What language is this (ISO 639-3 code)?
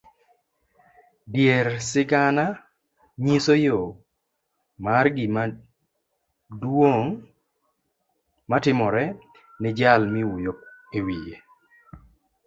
luo